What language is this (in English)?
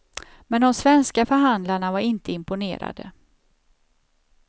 Swedish